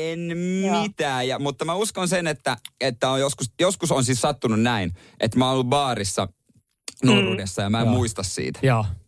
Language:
Finnish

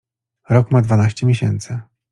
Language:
Polish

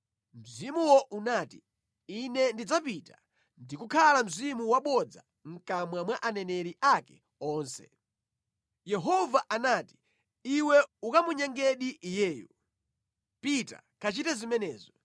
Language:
Nyanja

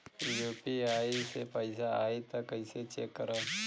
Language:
Bhojpuri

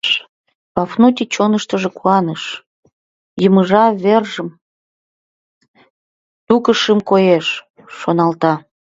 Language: Mari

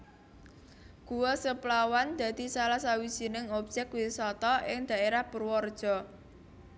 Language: Javanese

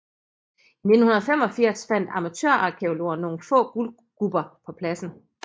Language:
Danish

